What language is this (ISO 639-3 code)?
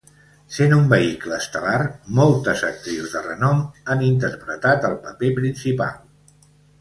cat